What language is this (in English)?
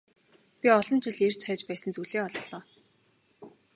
Mongolian